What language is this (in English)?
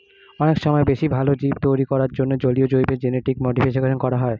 Bangla